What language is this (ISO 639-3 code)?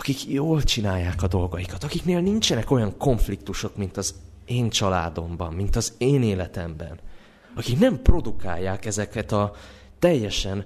hun